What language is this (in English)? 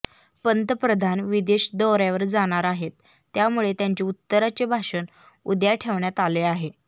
Marathi